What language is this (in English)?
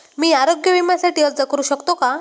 Marathi